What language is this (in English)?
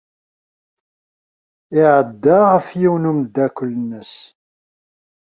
Kabyle